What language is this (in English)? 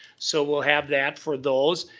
English